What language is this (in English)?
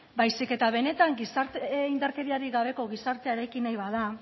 Basque